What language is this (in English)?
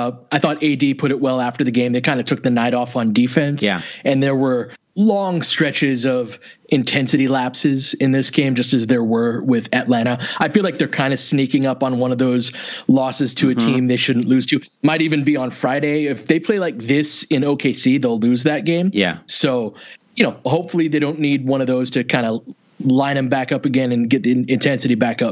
English